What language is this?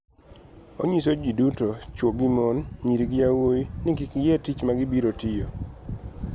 Luo (Kenya and Tanzania)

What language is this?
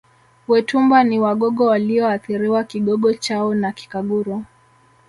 Swahili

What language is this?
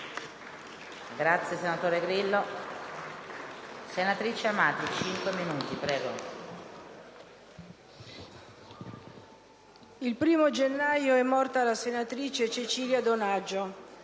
Italian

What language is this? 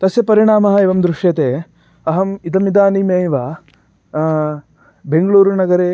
Sanskrit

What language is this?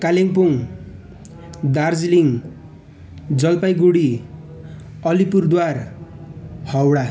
Nepali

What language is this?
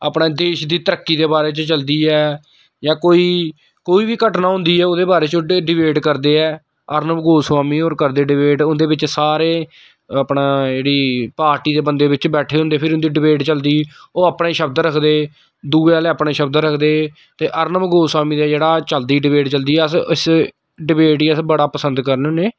Dogri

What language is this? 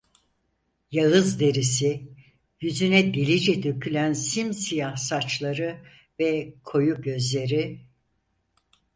Turkish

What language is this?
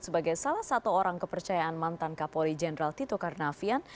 Indonesian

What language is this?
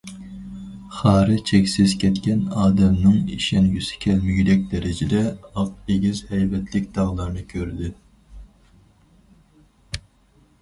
Uyghur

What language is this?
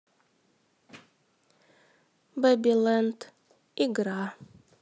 Russian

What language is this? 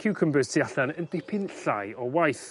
Welsh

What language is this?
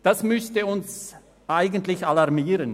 Swiss German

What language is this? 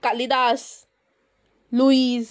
Konkani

